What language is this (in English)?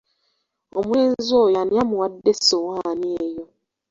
Ganda